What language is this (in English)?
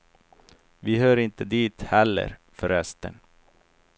Swedish